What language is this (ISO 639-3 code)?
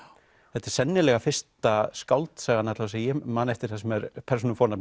isl